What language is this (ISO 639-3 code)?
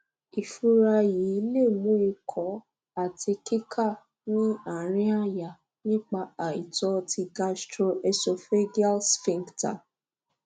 yor